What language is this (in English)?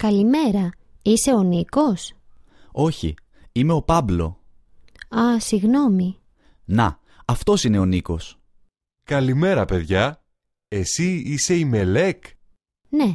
Greek